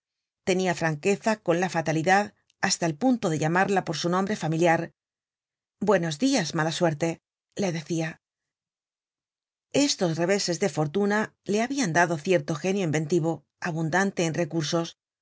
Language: Spanish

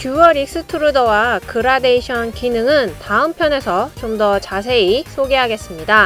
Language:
Korean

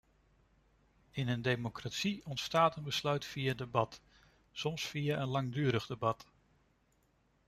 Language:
Dutch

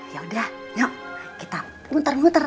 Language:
Indonesian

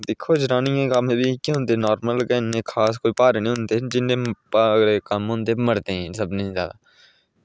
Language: Dogri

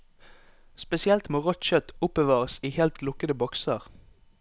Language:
Norwegian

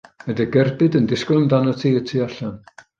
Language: Welsh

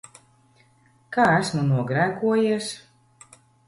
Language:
Latvian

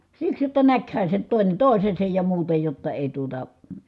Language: Finnish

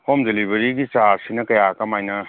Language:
Manipuri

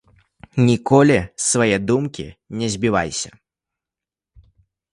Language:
Belarusian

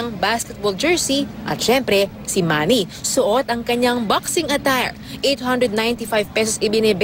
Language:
Filipino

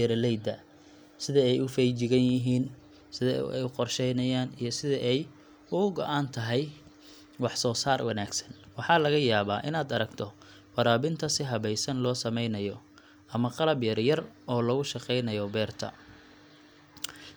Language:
Somali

